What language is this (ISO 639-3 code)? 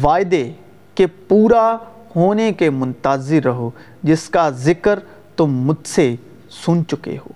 urd